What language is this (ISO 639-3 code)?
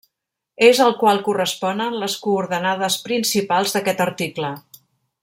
cat